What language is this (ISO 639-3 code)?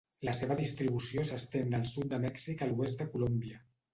cat